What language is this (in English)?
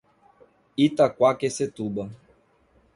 Portuguese